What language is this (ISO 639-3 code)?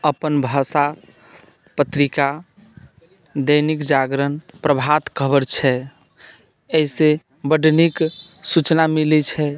mai